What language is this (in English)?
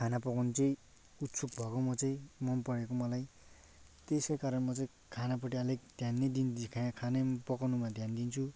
Nepali